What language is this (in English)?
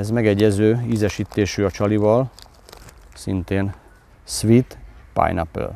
Hungarian